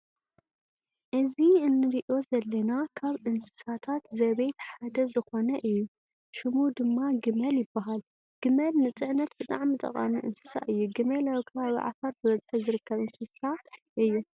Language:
Tigrinya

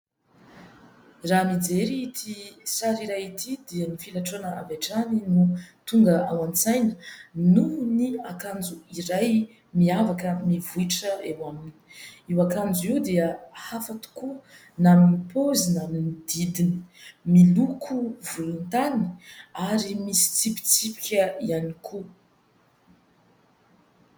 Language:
Malagasy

